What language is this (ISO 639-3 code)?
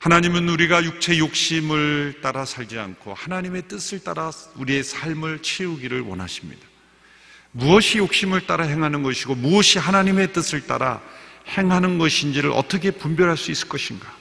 kor